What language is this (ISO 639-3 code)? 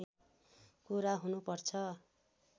nep